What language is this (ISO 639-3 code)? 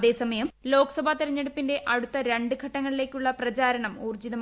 mal